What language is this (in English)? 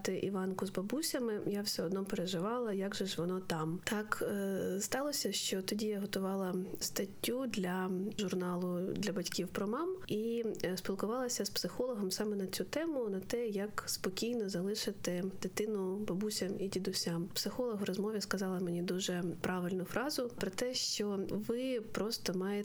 Ukrainian